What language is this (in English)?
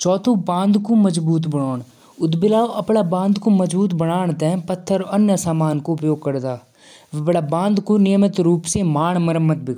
Jaunsari